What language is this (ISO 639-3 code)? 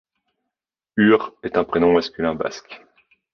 fra